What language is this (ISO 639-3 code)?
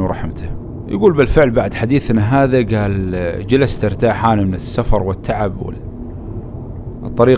ara